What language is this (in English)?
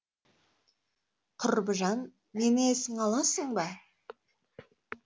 Kazakh